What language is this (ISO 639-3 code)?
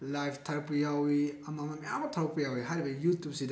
mni